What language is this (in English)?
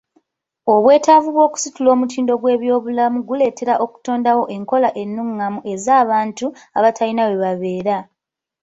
Ganda